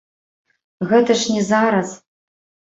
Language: Belarusian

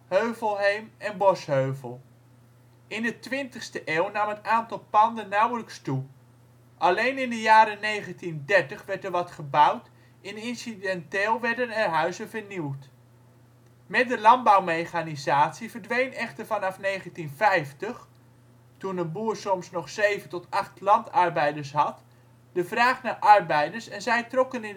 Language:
Dutch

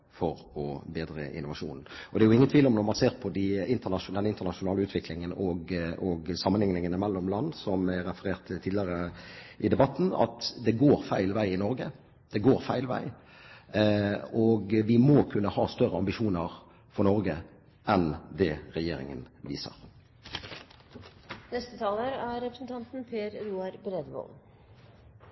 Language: Norwegian Bokmål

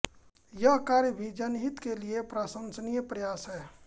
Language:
Hindi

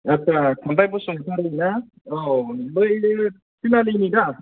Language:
Bodo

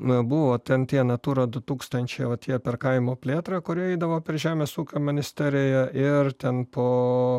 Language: Lithuanian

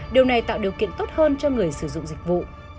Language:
Vietnamese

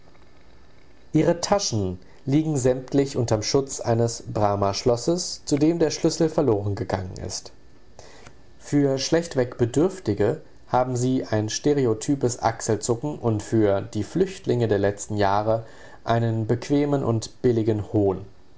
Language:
German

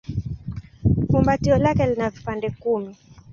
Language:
Swahili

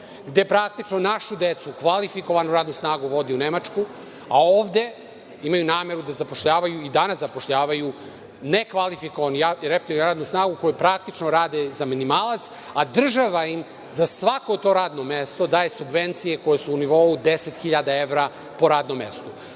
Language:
Serbian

